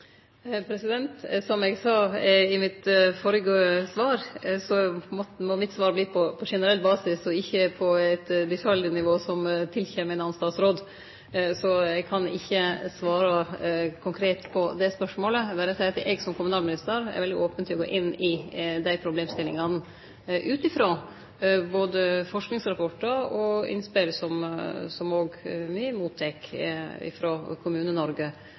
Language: Norwegian Nynorsk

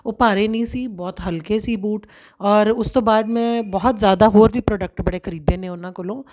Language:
Punjabi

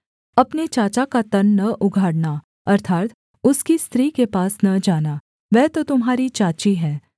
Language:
Hindi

